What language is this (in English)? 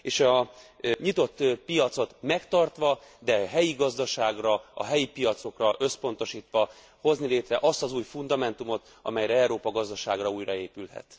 Hungarian